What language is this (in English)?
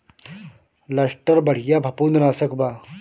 Bhojpuri